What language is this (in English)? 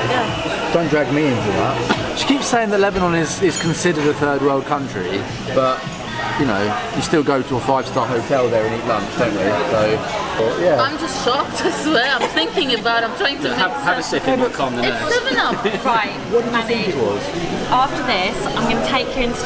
English